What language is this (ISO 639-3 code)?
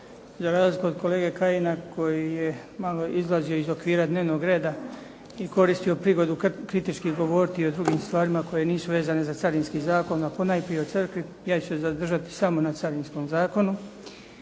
hrv